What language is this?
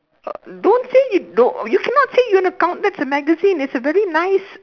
English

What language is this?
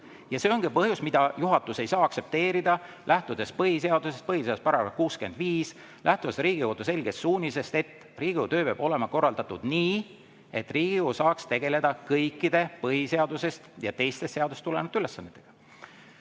Estonian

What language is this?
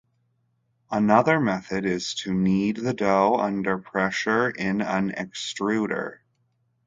English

